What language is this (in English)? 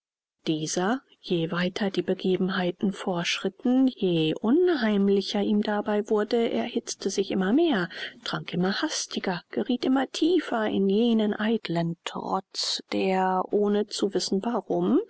German